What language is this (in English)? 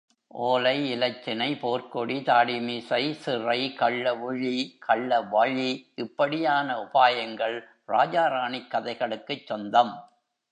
Tamil